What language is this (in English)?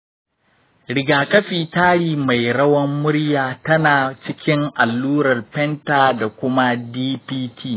Hausa